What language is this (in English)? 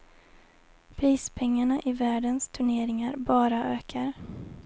Swedish